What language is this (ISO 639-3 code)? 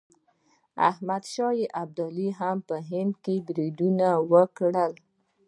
pus